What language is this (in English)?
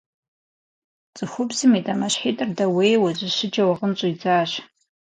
Kabardian